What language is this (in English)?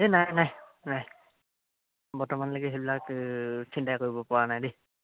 Assamese